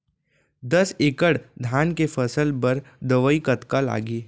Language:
Chhattisgarhi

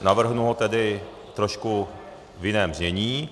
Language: Czech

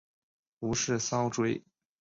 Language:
Chinese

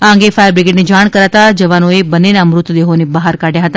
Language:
Gujarati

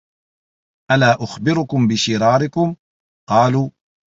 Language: Arabic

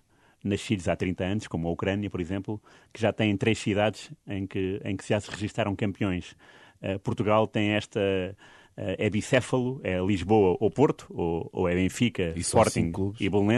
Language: Portuguese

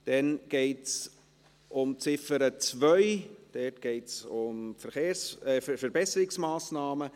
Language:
Swiss German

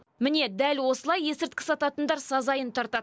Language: Kazakh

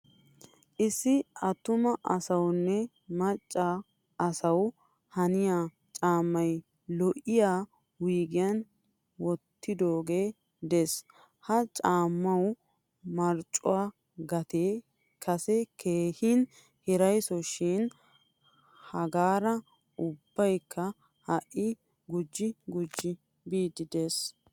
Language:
Wolaytta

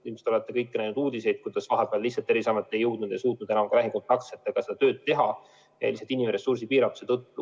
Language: Estonian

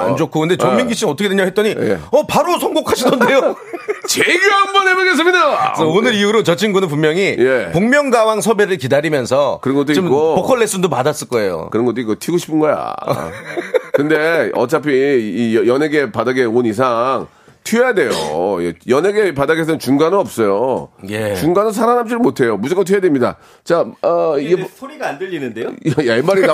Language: Korean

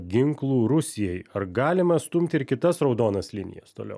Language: Lithuanian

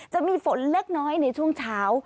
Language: Thai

